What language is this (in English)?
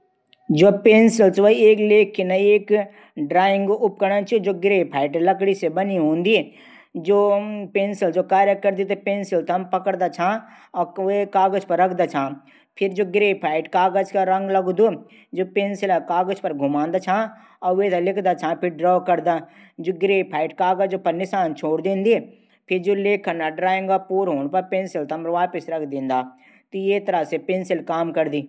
Garhwali